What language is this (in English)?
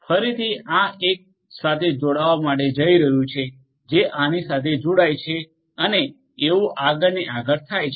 Gujarati